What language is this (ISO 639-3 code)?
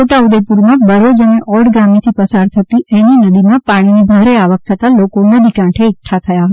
guj